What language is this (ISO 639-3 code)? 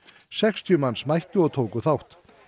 isl